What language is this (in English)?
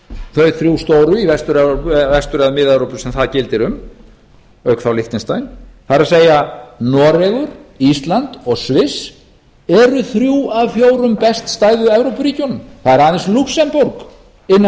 Icelandic